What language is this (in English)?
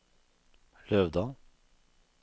Norwegian